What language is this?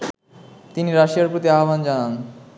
Bangla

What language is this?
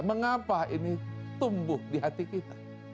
Indonesian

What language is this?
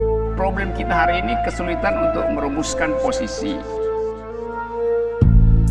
Indonesian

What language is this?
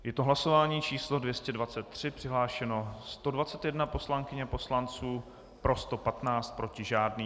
Czech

